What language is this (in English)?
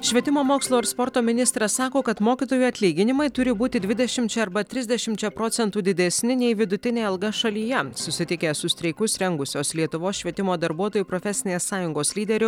Lithuanian